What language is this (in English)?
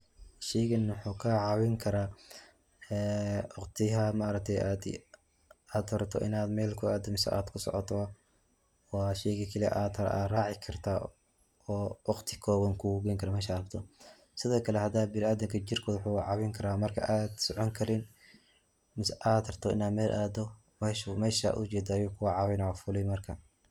Somali